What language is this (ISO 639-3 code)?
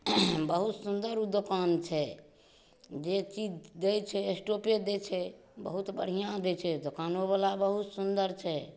mai